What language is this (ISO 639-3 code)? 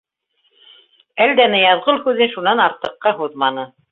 bak